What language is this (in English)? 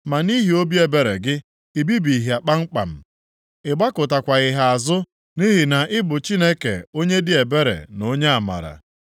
Igbo